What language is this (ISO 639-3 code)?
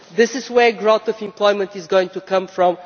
eng